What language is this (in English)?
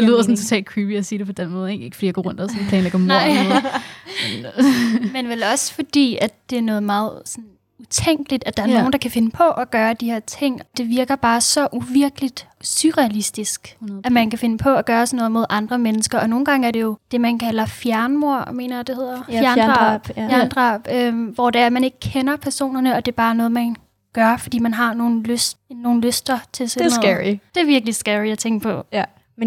Danish